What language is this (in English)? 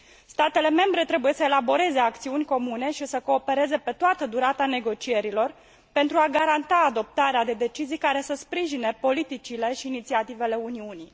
Romanian